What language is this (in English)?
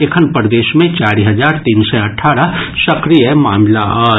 Maithili